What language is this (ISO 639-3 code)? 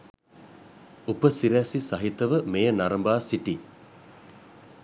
sin